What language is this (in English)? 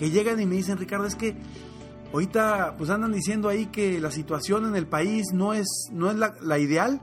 Spanish